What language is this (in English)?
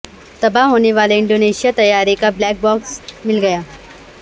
Urdu